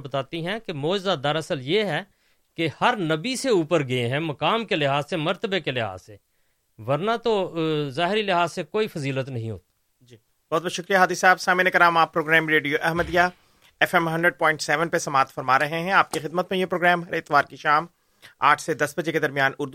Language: Urdu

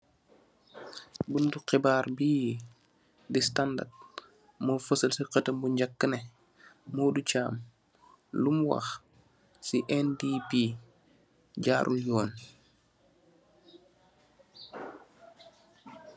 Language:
Wolof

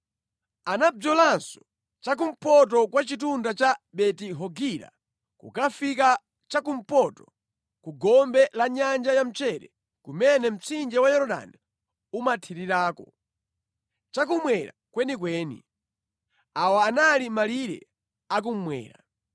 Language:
Nyanja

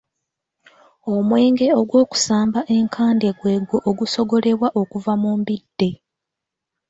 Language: Ganda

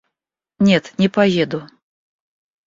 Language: Russian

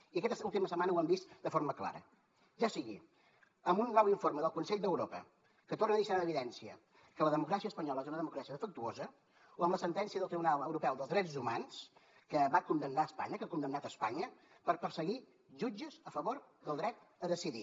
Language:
Catalan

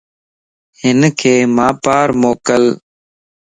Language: Lasi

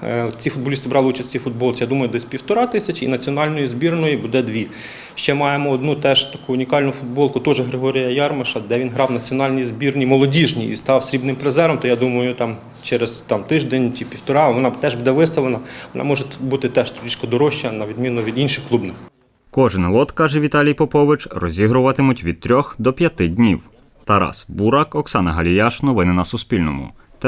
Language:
Ukrainian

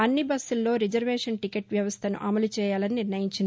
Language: Telugu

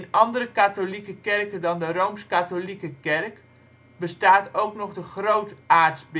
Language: Dutch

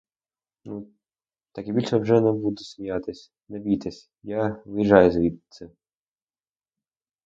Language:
Ukrainian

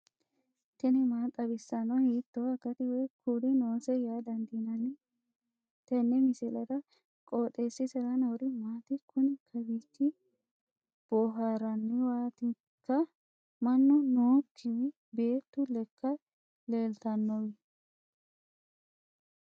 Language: Sidamo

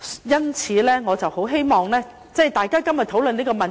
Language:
Cantonese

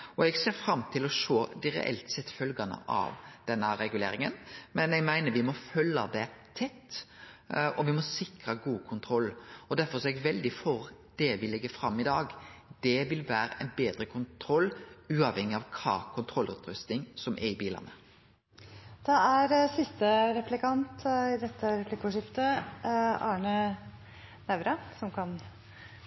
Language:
Norwegian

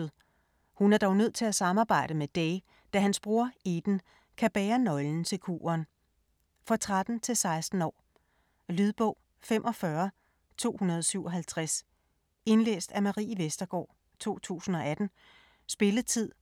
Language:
Danish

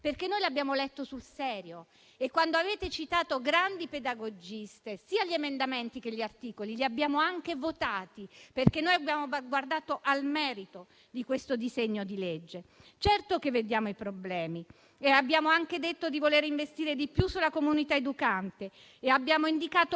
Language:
Italian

